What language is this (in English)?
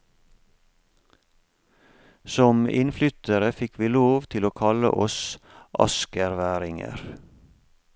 Norwegian